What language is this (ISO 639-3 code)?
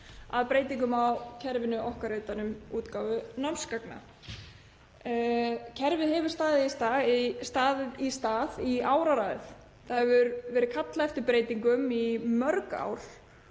isl